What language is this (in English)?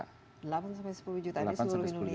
Indonesian